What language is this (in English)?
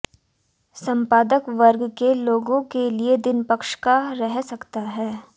Hindi